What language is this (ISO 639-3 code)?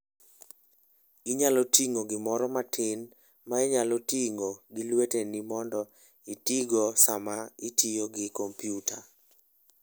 luo